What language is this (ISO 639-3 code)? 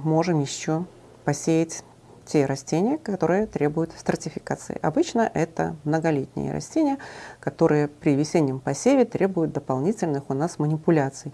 rus